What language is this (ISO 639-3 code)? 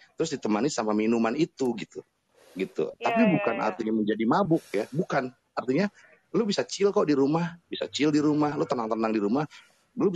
ind